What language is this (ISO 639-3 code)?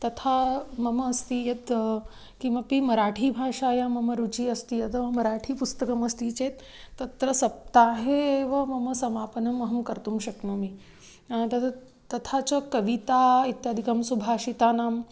san